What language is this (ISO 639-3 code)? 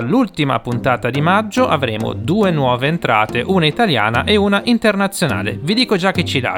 ita